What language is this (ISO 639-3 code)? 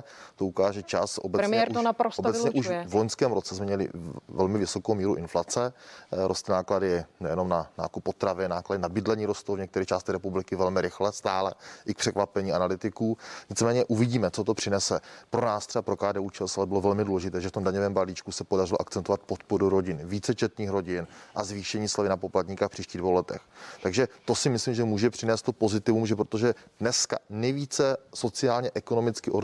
ces